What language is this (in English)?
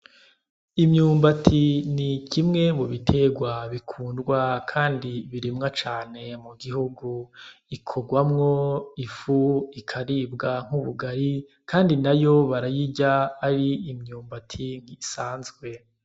Rundi